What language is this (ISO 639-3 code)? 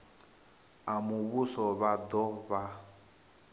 ven